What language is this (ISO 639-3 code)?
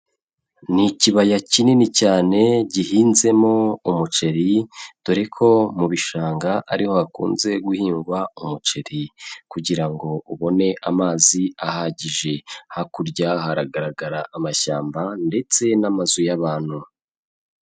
kin